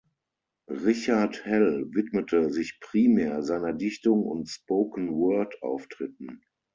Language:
German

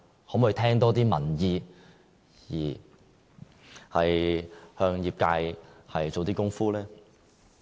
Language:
Cantonese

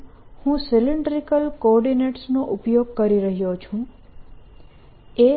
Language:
Gujarati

